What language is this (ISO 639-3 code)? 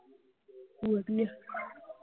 pan